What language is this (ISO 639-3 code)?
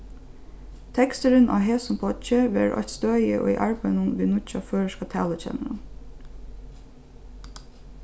fao